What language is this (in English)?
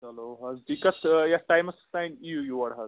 Kashmiri